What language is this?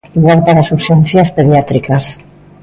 Galician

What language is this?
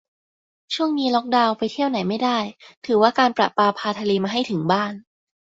Thai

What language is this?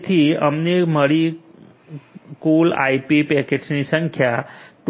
Gujarati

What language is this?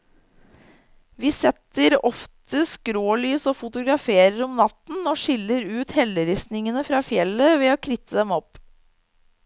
Norwegian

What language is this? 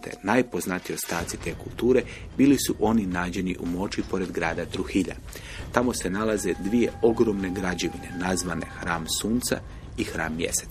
Croatian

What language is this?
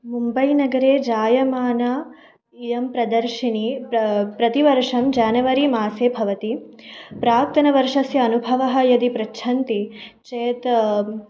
Sanskrit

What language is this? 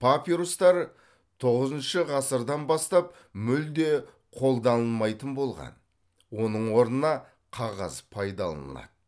Kazakh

